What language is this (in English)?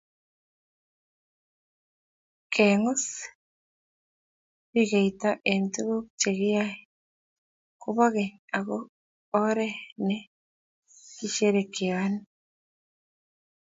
Kalenjin